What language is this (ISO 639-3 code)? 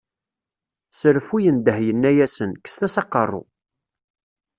kab